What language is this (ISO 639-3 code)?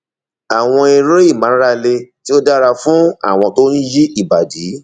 yor